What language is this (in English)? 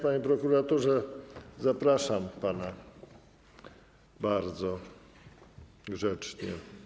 Polish